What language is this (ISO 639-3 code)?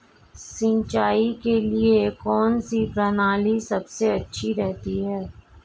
hin